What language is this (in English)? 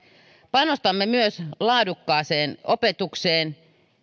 Finnish